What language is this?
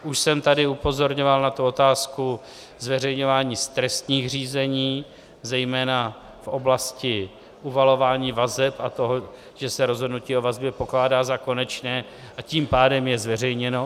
Czech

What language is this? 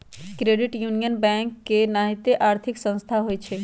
Magahi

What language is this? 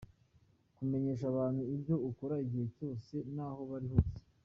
Kinyarwanda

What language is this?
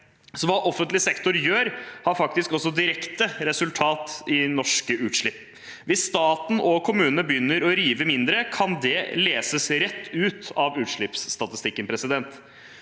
Norwegian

